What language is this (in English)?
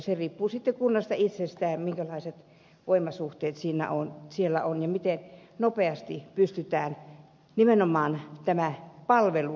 Finnish